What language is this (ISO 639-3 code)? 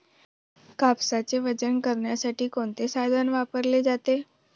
mar